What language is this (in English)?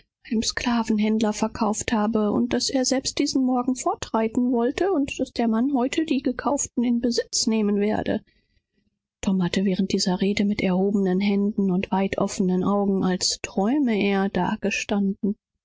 German